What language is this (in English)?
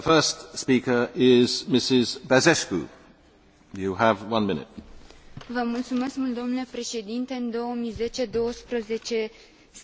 Romanian